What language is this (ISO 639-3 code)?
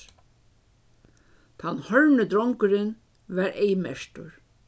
fao